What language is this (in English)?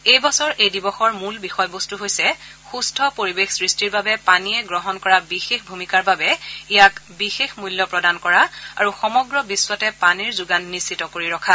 Assamese